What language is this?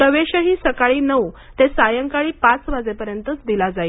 Marathi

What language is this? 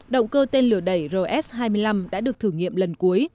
Vietnamese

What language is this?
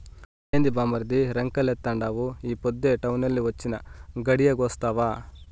Telugu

